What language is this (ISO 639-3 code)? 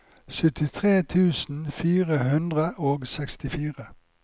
nor